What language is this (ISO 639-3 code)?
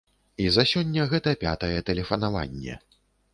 bel